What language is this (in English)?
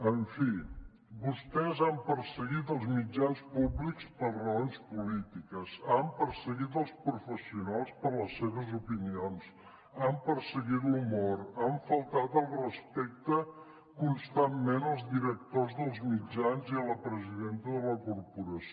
Catalan